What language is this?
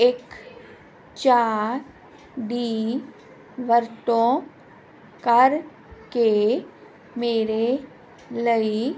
Punjabi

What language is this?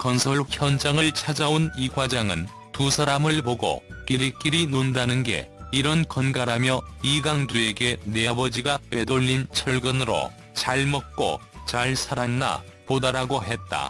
Korean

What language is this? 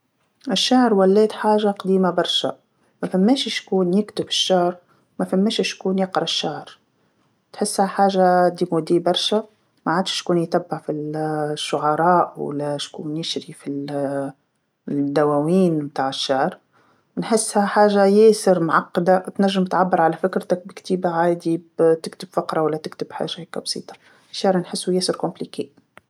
Tunisian Arabic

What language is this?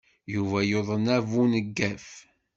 Kabyle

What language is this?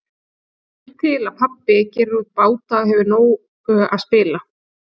Icelandic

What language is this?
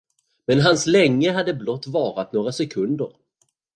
Swedish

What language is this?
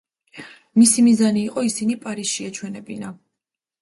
Georgian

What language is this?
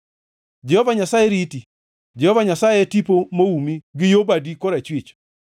Luo (Kenya and Tanzania)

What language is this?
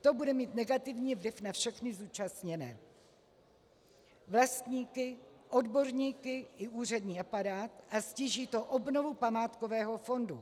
Czech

